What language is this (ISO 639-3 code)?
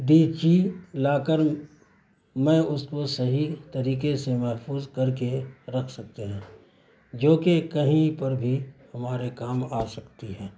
urd